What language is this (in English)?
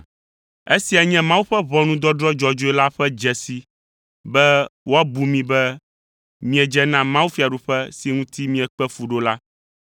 Ewe